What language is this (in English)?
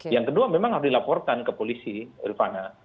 Indonesian